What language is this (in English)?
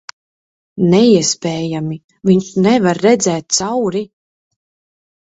Latvian